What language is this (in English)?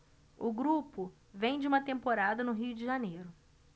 Portuguese